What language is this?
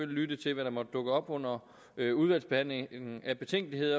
Danish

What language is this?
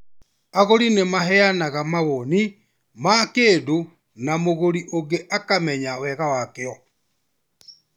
Kikuyu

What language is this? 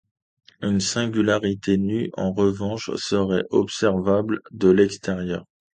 French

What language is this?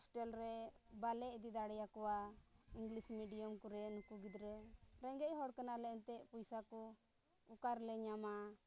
Santali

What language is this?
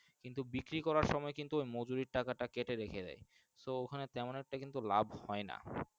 Bangla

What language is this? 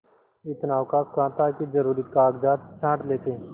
Hindi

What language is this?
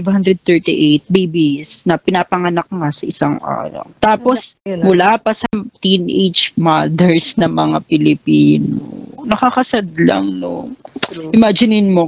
Filipino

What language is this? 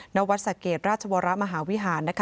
Thai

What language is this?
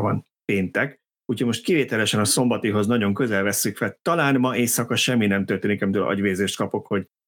Hungarian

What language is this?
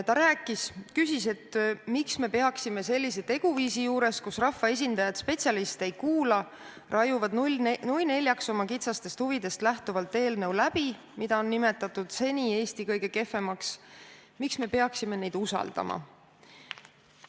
Estonian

